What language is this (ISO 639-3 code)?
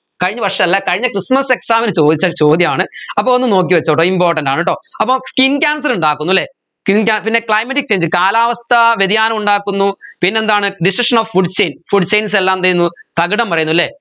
mal